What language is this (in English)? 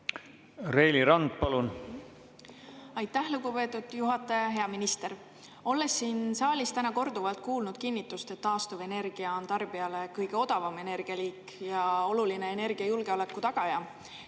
Estonian